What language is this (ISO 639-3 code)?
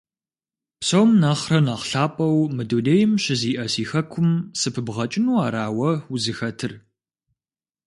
kbd